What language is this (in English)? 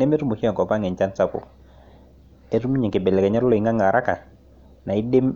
Masai